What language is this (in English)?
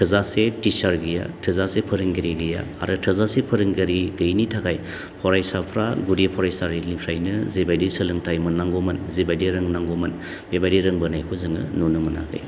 Bodo